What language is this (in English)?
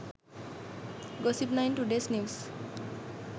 Sinhala